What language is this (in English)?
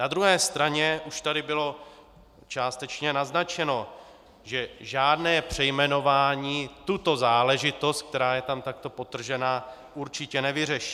Czech